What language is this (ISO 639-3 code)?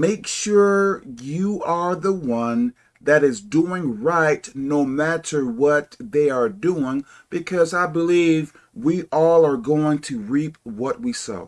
eng